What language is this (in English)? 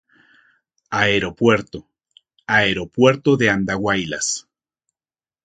Spanish